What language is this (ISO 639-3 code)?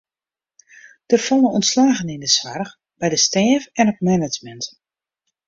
fry